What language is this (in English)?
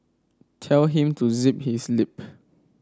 English